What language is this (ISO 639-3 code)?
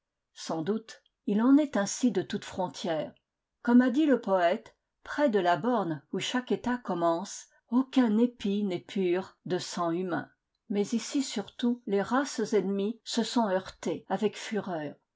fra